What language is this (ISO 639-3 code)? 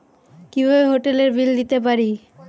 ben